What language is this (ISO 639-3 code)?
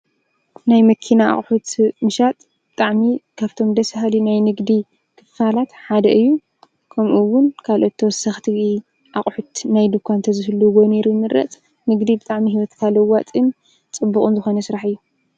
tir